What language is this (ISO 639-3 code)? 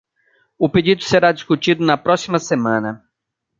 por